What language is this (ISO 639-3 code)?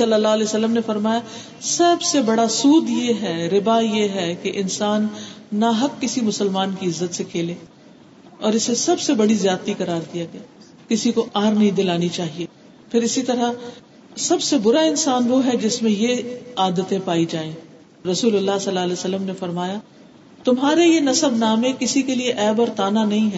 urd